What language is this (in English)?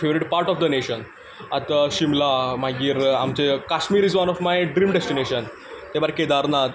Konkani